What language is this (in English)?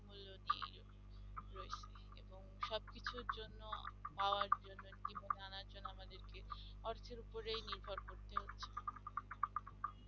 Bangla